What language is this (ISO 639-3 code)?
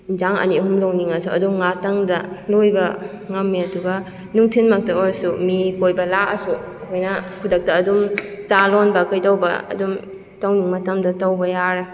mni